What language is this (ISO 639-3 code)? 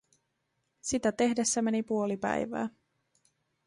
fin